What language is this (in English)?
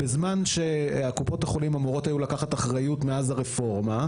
Hebrew